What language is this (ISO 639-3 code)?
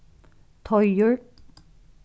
fao